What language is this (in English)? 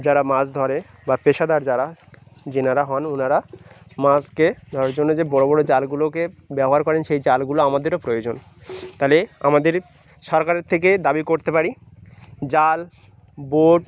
Bangla